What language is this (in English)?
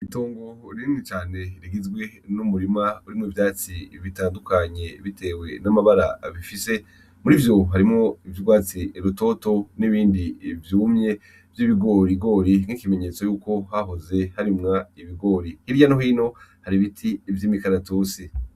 Rundi